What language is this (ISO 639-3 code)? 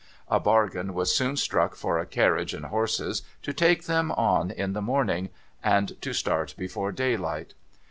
eng